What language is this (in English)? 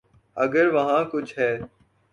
Urdu